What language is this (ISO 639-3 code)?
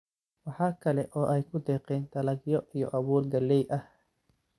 som